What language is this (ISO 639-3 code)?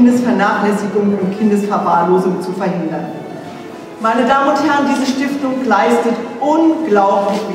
deu